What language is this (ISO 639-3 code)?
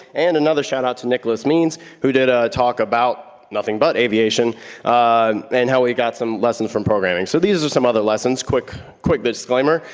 eng